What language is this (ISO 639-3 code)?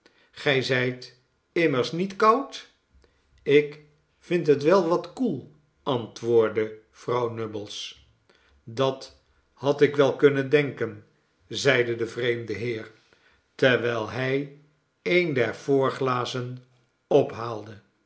nld